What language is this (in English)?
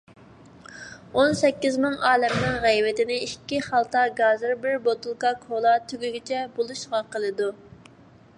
Uyghur